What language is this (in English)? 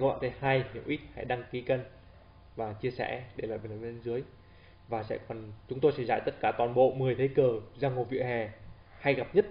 Vietnamese